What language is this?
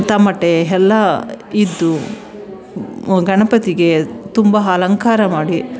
Kannada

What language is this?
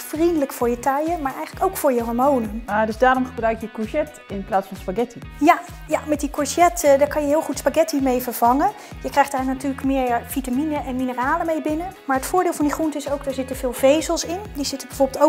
Dutch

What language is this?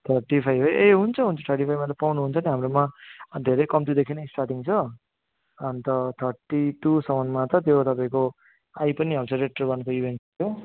Nepali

